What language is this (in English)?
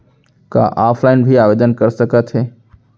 Chhattisgarhi